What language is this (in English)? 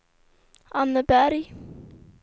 Swedish